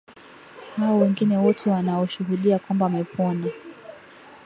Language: Swahili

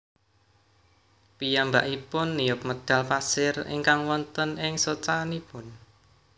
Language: Javanese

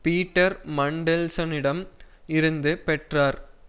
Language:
Tamil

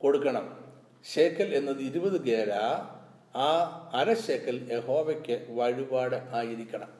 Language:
Malayalam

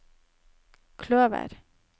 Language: Norwegian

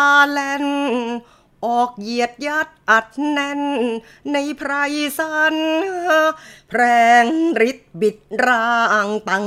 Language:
Thai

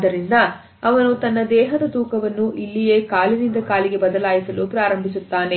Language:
Kannada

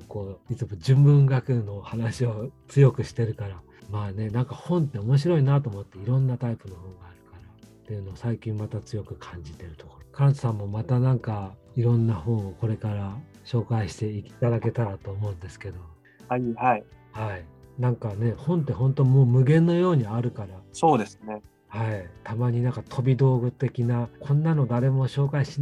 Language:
Japanese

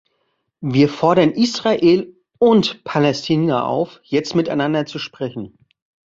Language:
German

